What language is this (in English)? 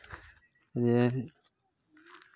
Santali